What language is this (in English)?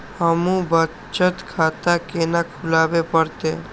Maithili